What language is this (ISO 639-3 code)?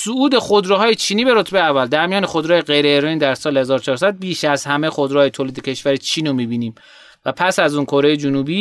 fas